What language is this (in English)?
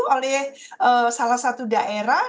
Indonesian